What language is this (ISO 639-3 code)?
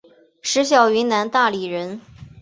zho